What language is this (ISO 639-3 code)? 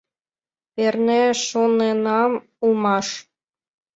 chm